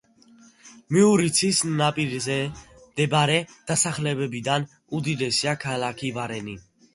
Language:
Georgian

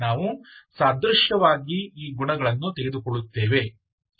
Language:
Kannada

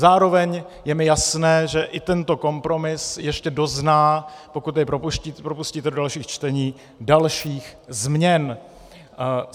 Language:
Czech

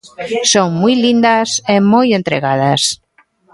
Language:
Galician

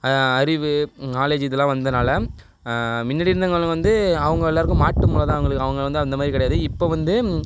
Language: Tamil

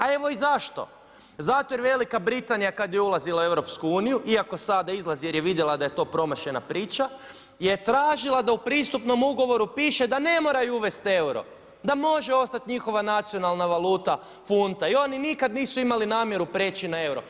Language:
Croatian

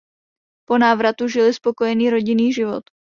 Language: Czech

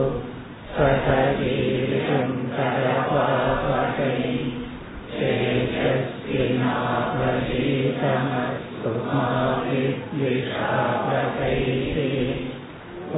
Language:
Tamil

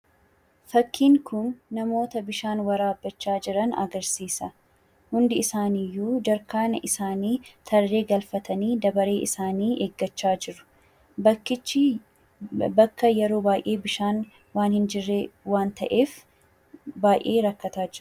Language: Oromo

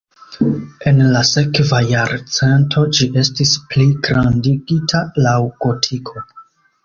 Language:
Esperanto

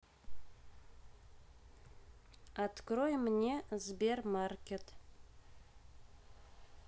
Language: Russian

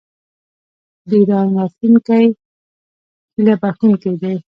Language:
Pashto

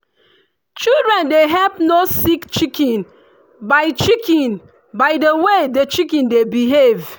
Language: Nigerian Pidgin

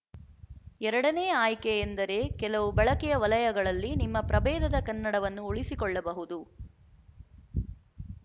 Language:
Kannada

